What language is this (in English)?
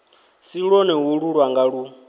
Venda